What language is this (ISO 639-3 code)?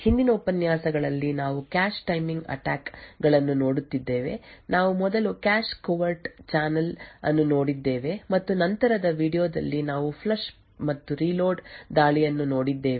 kan